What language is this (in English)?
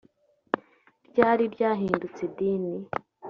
Kinyarwanda